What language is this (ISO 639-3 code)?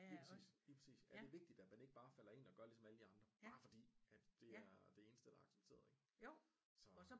dan